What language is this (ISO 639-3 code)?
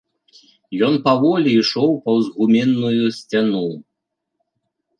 bel